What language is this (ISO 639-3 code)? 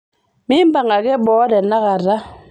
mas